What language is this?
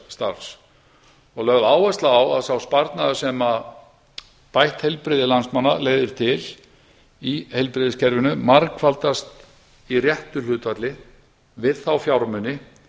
Icelandic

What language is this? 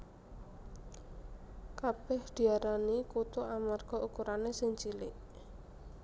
Javanese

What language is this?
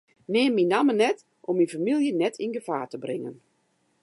Western Frisian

